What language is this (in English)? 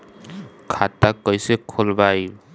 Bhojpuri